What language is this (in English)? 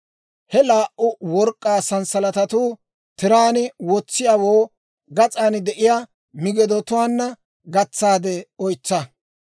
Dawro